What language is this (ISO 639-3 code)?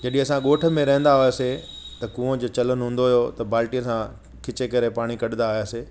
snd